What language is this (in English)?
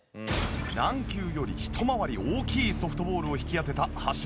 Japanese